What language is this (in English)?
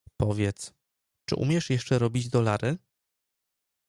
Polish